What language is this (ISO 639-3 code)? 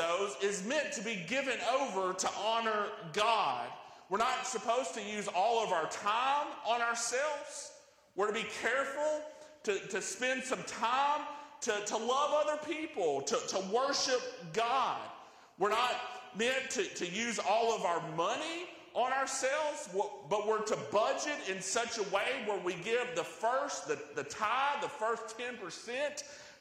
eng